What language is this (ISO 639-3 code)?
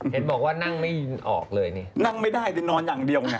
tha